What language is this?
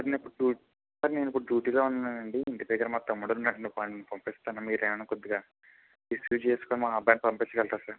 Telugu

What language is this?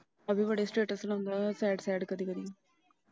Punjabi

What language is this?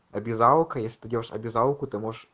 Russian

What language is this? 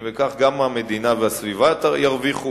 Hebrew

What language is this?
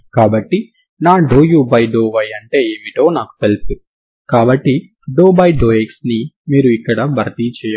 Telugu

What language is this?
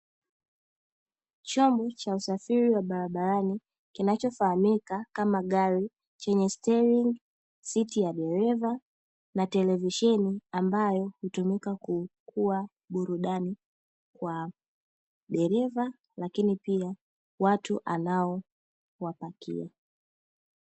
Swahili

